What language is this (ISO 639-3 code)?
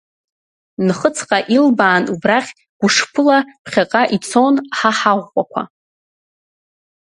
abk